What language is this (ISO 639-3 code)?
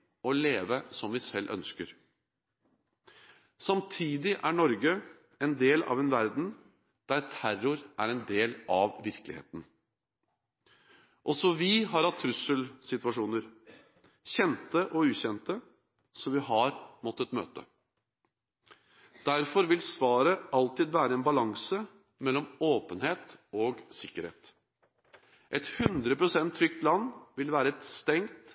nob